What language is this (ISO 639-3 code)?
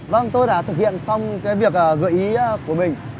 vie